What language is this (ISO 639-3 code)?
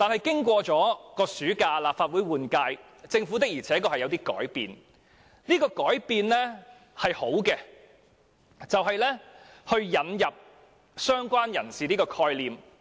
yue